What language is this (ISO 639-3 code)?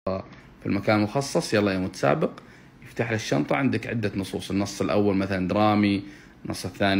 ara